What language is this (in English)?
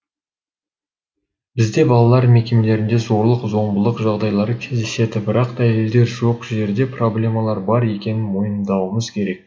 Kazakh